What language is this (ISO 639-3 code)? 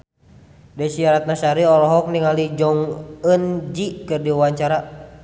sun